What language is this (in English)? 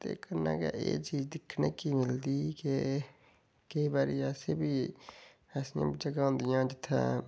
Dogri